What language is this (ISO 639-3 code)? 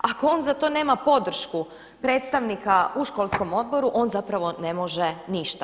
hrv